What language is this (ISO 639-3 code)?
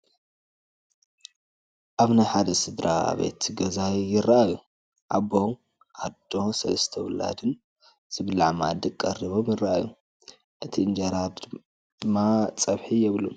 tir